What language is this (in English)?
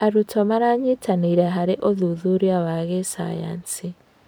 Kikuyu